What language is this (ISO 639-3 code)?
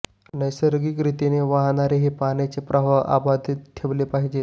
mar